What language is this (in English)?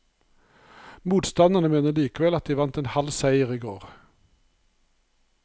Norwegian